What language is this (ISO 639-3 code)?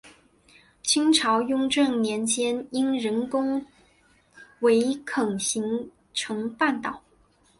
zho